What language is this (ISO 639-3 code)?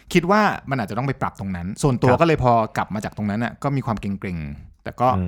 tha